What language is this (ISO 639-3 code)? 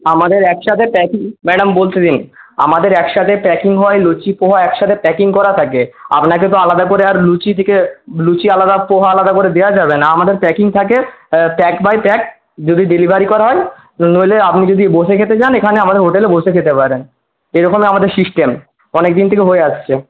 ben